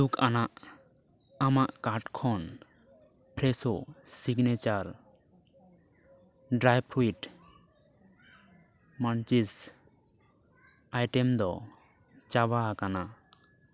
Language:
Santali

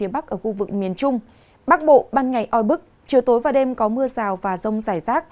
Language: Vietnamese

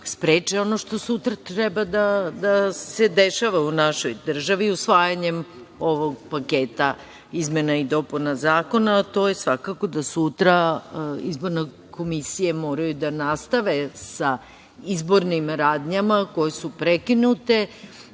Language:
Serbian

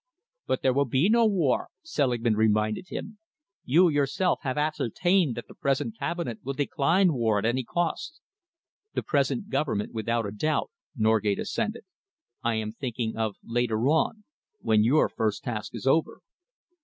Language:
English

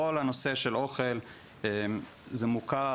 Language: Hebrew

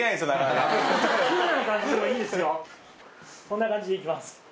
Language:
Japanese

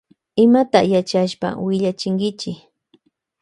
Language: Loja Highland Quichua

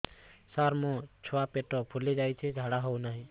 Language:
Odia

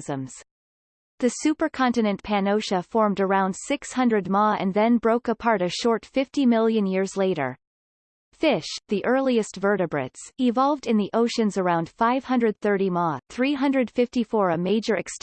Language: English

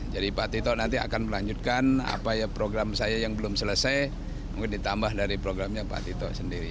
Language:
Indonesian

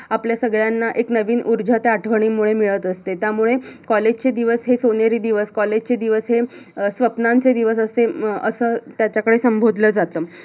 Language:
Marathi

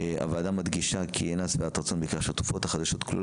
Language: Hebrew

